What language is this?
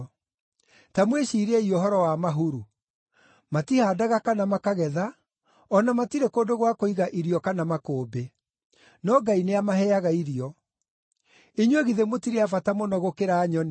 Kikuyu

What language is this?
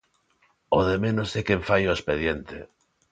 Galician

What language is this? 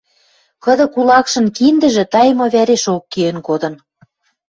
Western Mari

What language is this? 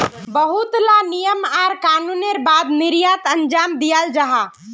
Magahi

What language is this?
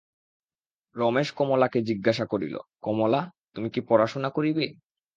Bangla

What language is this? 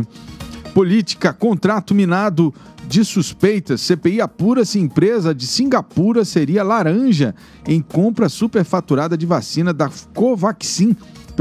Portuguese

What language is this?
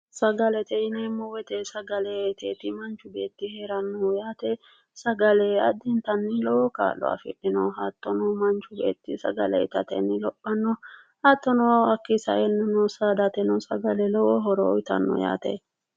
Sidamo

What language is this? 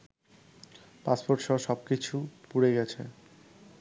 Bangla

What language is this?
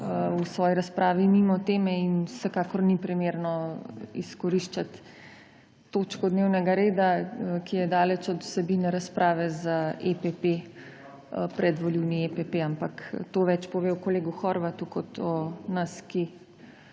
Slovenian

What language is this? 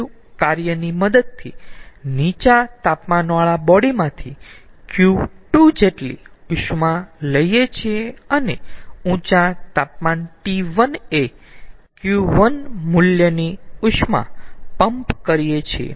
Gujarati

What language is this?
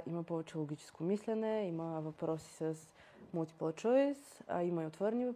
Bulgarian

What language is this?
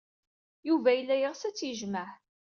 Kabyle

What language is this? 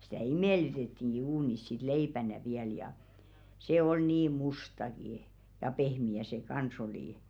Finnish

